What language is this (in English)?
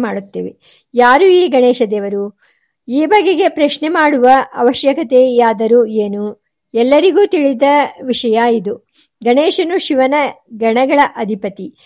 Kannada